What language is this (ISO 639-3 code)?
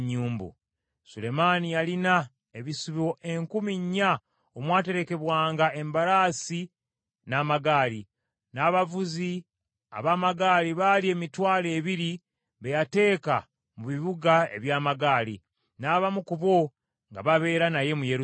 lug